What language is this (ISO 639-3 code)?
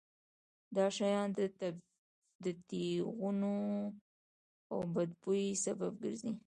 pus